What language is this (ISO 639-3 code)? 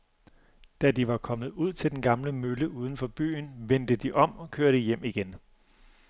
dan